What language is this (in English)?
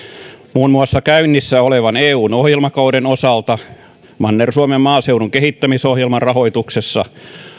Finnish